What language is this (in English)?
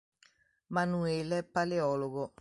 Italian